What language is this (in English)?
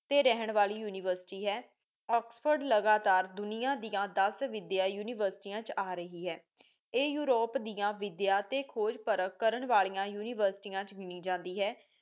Punjabi